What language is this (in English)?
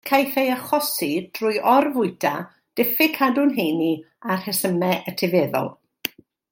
Welsh